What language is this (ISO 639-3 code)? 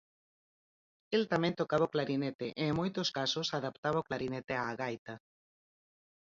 glg